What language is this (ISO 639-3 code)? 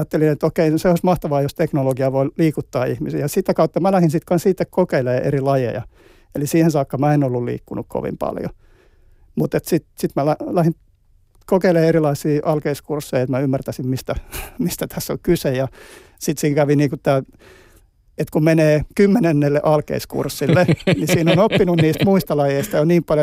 fin